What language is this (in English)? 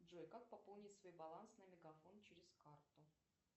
Russian